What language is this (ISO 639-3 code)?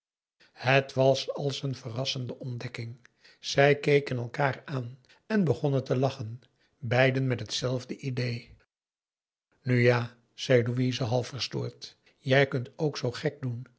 nld